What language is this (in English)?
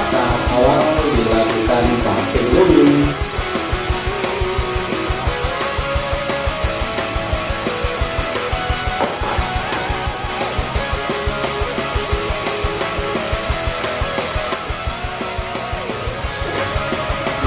Indonesian